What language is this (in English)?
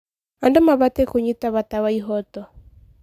Kikuyu